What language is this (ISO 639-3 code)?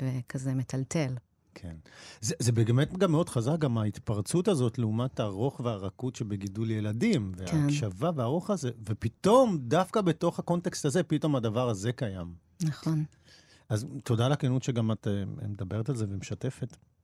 heb